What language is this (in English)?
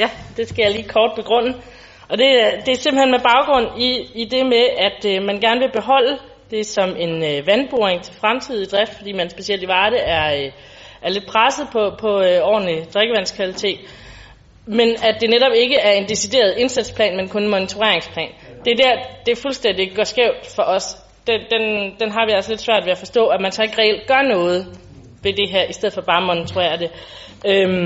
Danish